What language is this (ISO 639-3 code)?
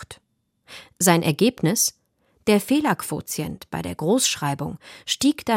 deu